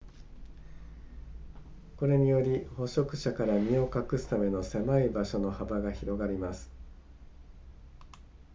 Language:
Japanese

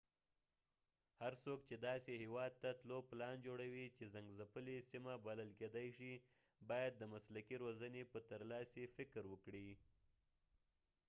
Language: Pashto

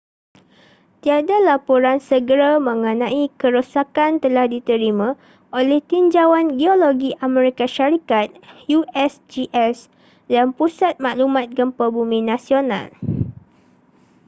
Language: Malay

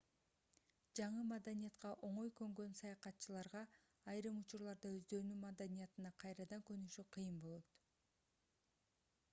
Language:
Kyrgyz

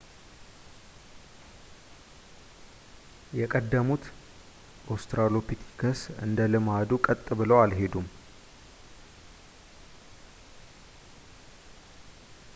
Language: Amharic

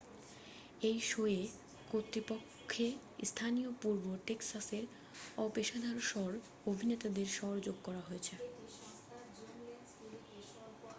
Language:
Bangla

